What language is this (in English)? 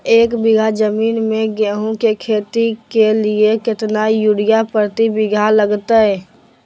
Magahi